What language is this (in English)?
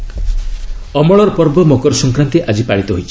Odia